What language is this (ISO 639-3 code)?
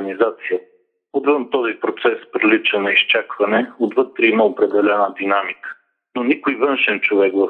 bul